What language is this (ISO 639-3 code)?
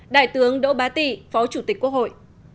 vie